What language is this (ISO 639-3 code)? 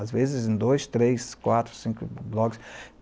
por